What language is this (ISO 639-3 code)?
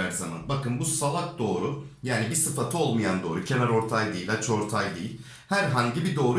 tur